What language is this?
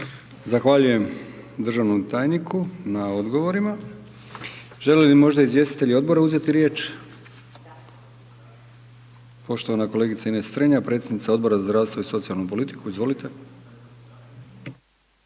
Croatian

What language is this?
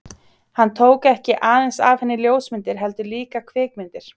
Icelandic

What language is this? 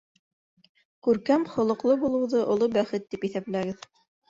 Bashkir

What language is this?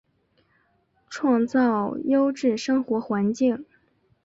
Chinese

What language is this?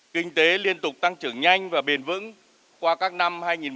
Vietnamese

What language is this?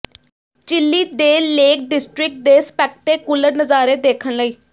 Punjabi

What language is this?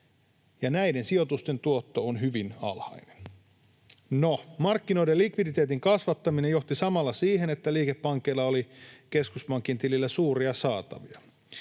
Finnish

